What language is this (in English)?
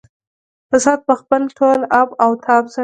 Pashto